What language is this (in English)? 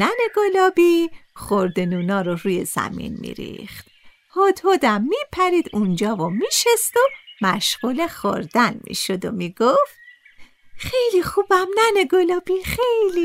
Persian